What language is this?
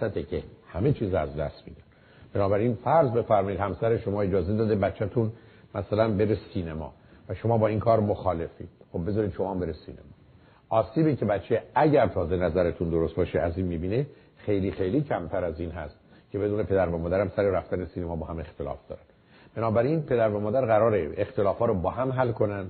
Persian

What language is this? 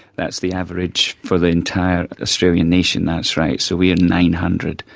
English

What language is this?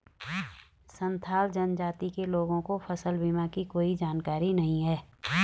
Hindi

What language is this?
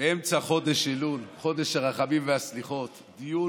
Hebrew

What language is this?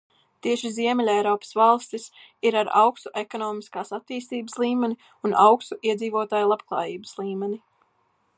Latvian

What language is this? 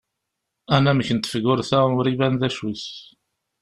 Kabyle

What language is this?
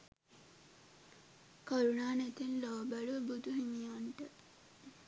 Sinhala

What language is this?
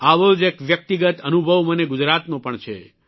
Gujarati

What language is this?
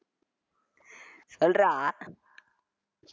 Tamil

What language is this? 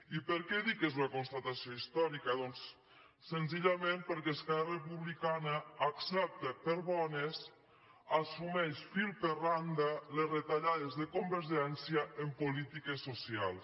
Catalan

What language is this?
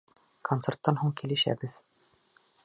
Bashkir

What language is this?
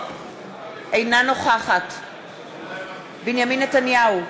Hebrew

